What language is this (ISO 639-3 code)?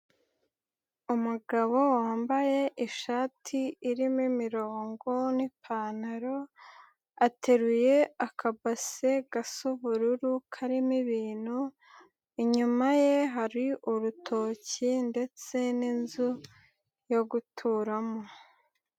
kin